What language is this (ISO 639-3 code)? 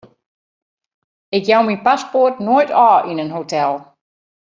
fry